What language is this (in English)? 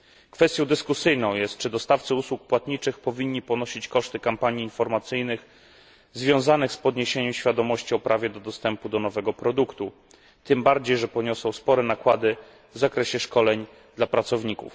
Polish